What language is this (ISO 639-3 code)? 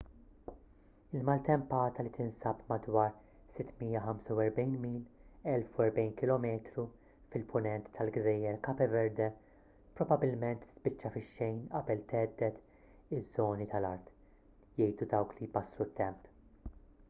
mlt